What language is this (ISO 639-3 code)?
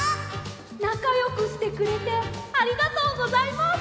jpn